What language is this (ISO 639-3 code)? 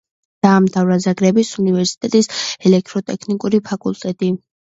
kat